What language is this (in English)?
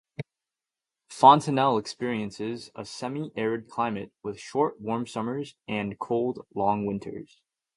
English